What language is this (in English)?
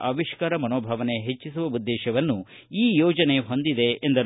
Kannada